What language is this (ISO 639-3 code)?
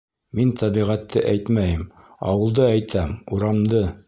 bak